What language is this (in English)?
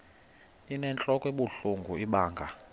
Xhosa